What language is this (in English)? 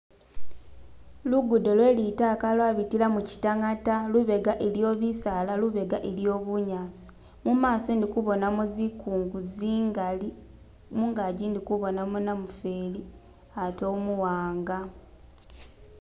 Masaaba